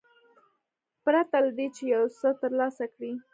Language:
Pashto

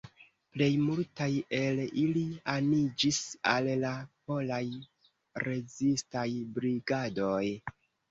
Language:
Esperanto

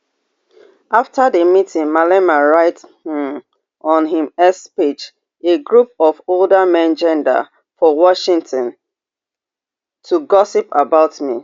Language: Nigerian Pidgin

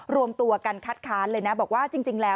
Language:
Thai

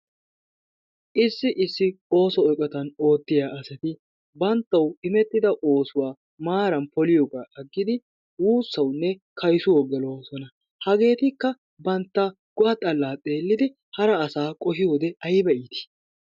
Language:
Wolaytta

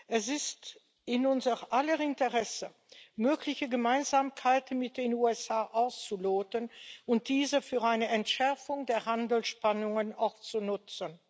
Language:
German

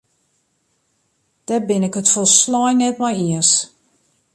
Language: Western Frisian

